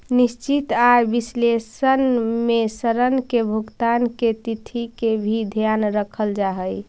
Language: Magahi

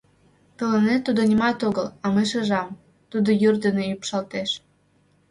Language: Mari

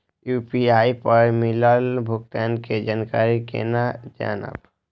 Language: Maithili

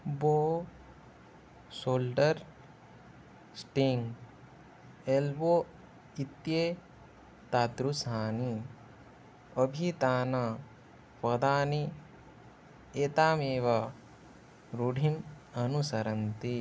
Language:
Sanskrit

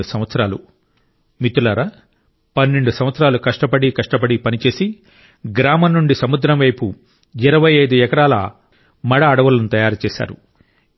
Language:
Telugu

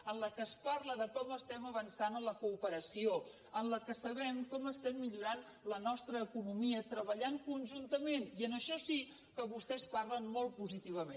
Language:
Catalan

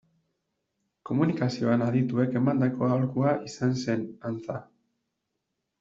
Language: Basque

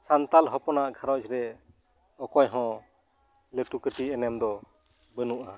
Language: Santali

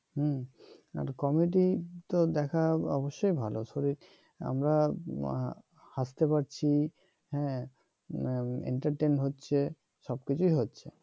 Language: Bangla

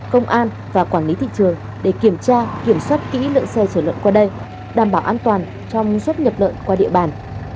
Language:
Vietnamese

